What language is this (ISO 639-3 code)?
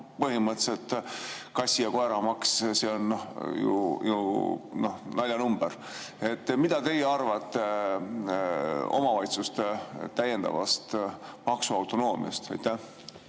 est